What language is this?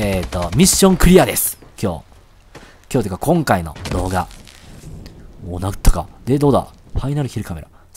Japanese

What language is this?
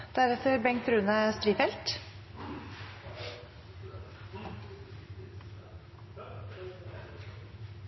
Norwegian Nynorsk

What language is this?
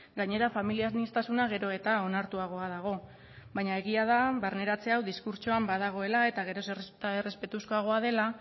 Basque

